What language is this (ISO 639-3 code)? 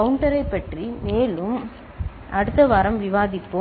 tam